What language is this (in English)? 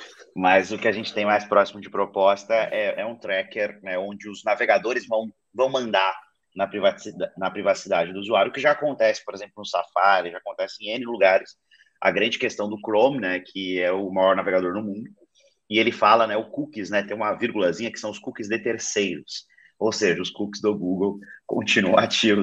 Portuguese